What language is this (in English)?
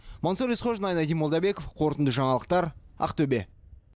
Kazakh